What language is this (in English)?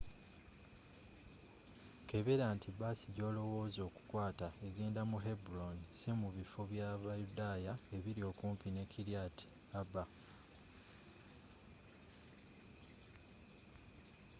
Ganda